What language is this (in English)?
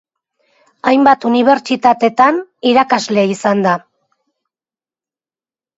Basque